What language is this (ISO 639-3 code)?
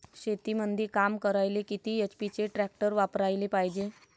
mar